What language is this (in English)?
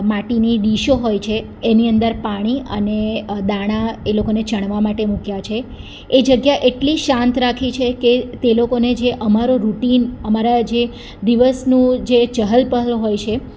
Gujarati